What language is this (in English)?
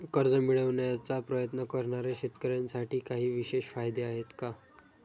Marathi